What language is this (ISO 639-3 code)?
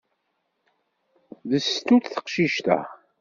kab